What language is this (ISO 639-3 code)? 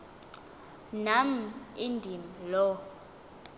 xho